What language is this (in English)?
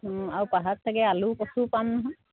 Assamese